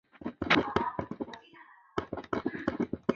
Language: Chinese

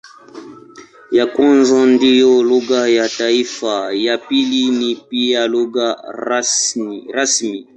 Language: Swahili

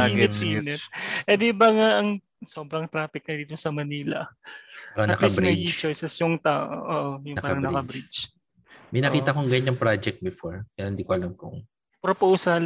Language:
Filipino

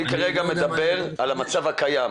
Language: Hebrew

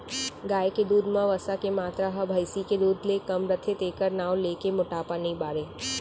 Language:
Chhattisgarhi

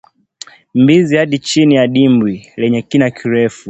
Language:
Swahili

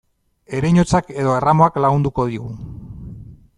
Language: Basque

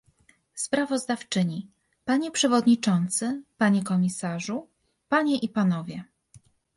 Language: Polish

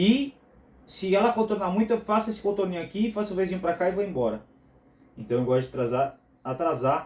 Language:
Portuguese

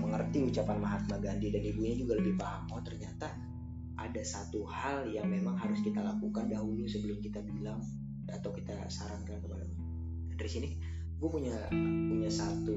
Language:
Indonesian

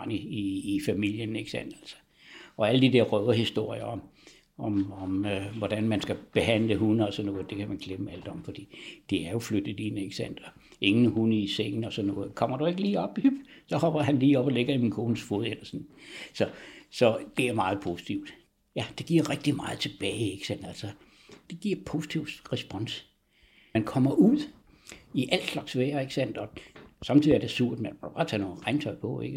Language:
Danish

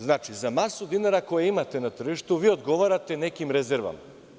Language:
Serbian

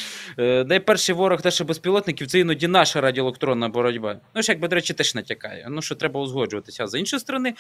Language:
Ukrainian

